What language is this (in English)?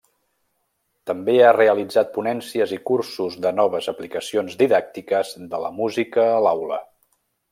Catalan